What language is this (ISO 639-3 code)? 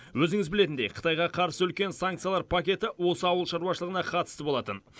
kaz